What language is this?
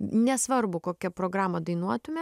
Lithuanian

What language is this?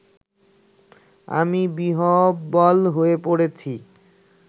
Bangla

